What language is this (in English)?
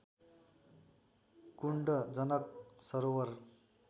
Nepali